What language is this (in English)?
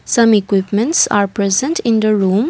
English